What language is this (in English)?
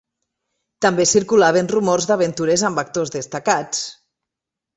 Catalan